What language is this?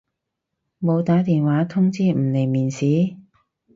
Cantonese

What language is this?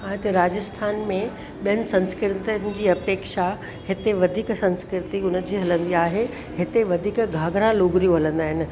Sindhi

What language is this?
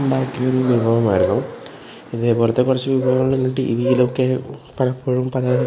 Malayalam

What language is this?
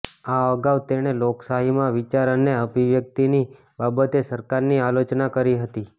Gujarati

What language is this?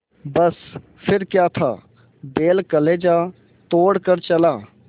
Hindi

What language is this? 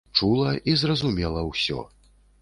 Belarusian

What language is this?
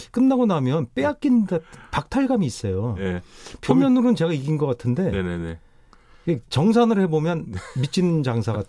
Korean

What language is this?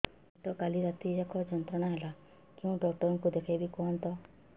Odia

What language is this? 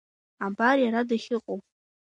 Abkhazian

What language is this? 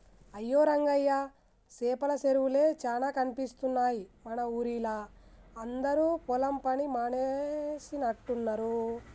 Telugu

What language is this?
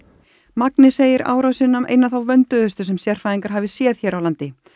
Icelandic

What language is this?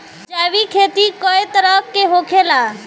Bhojpuri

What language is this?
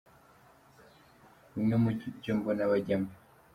Kinyarwanda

